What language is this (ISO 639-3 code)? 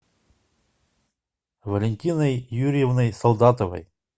rus